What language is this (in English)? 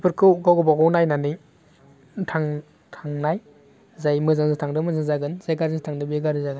Bodo